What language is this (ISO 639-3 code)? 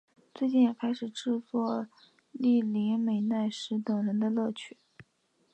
zho